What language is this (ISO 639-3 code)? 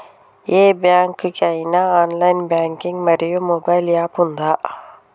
tel